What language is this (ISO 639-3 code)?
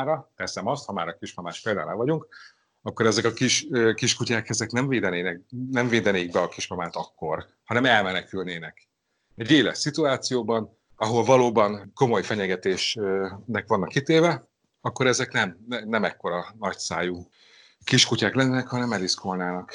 hun